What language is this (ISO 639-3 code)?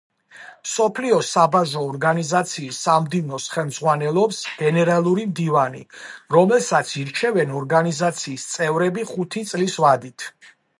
kat